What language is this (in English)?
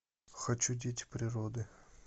Russian